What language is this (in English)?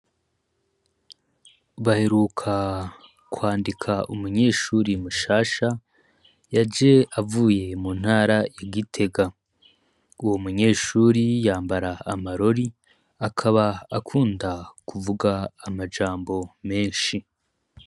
Rundi